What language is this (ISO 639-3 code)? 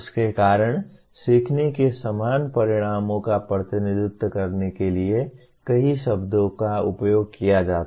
hin